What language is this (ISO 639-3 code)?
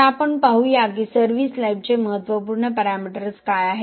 mar